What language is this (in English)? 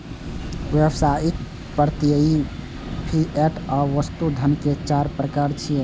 Maithili